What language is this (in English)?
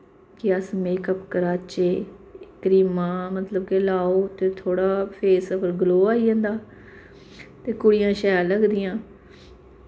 Dogri